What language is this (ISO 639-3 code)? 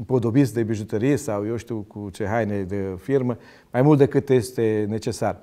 ron